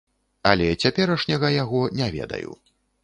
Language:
Belarusian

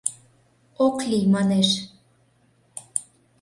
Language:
Mari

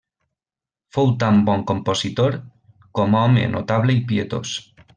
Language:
Catalan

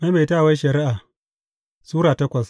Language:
Hausa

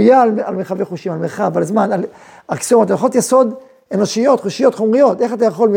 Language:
Hebrew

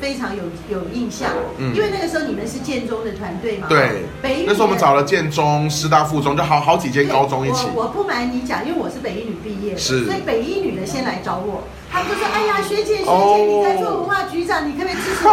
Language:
Chinese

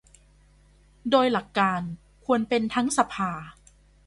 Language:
Thai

